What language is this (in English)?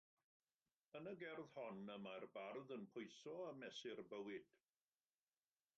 Welsh